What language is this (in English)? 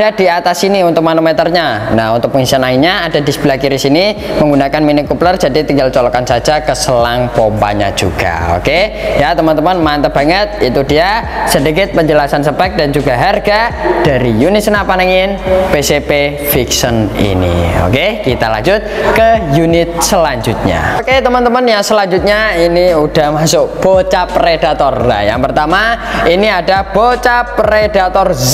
Indonesian